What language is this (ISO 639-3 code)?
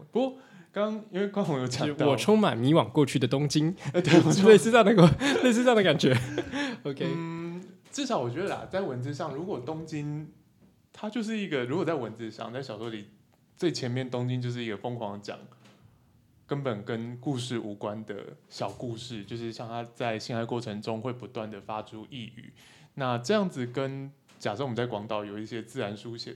zho